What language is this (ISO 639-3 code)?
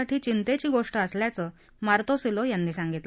mar